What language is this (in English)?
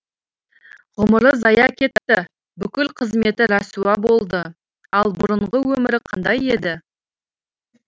Kazakh